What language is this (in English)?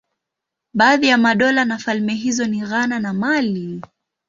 Swahili